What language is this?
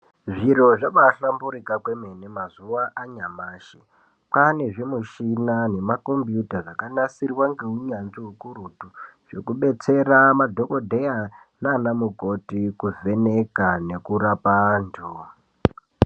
Ndau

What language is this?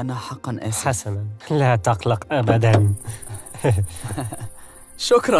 Arabic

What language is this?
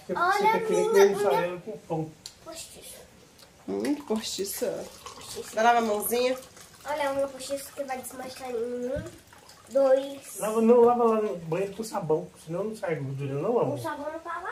Portuguese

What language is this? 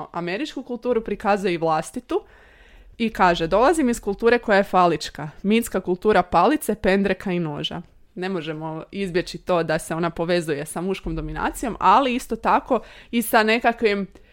Croatian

